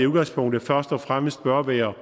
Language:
Danish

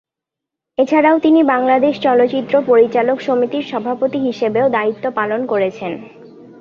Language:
Bangla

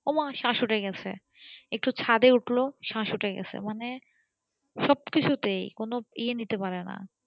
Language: Bangla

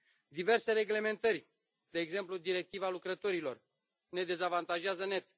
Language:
Romanian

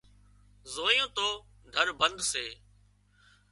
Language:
Wadiyara Koli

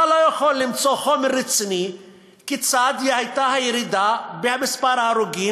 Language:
Hebrew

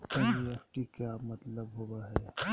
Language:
Magahi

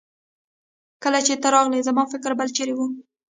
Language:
Pashto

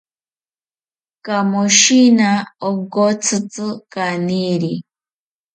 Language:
South Ucayali Ashéninka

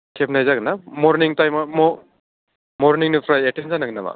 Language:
Bodo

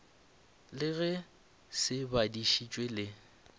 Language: Northern Sotho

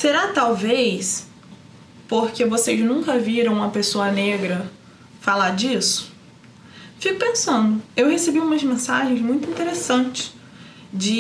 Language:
Portuguese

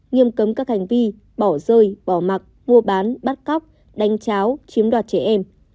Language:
Vietnamese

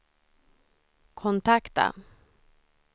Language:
Swedish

